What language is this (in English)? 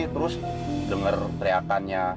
Indonesian